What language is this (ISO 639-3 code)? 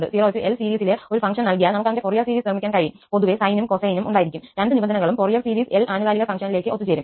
mal